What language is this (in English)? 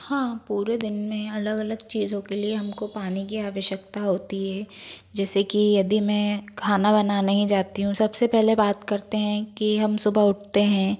Hindi